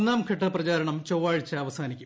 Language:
Malayalam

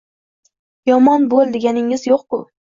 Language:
Uzbek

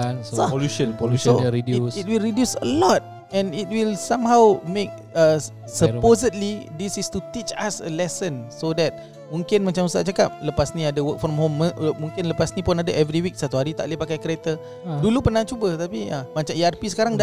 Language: Malay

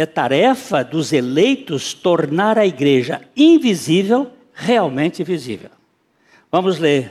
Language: Portuguese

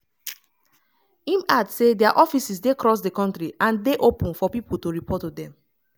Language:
Nigerian Pidgin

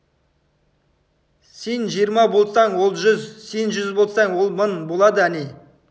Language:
Kazakh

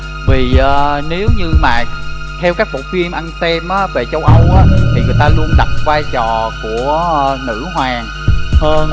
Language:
Vietnamese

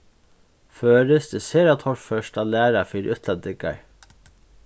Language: Faroese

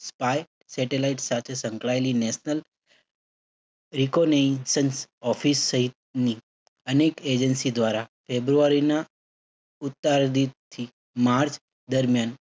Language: Gujarati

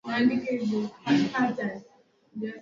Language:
Swahili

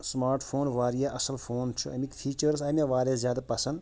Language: Kashmiri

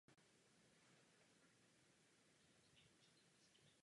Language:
Czech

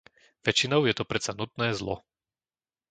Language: Slovak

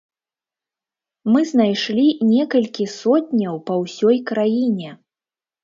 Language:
Belarusian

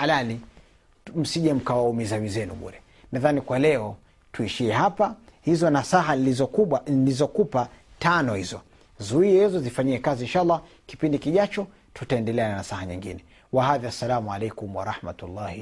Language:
Swahili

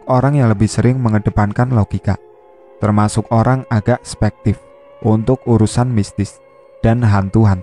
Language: Indonesian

